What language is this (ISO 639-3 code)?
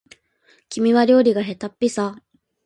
jpn